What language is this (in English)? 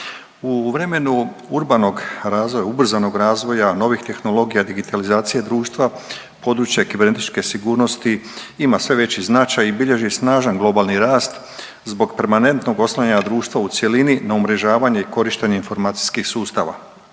Croatian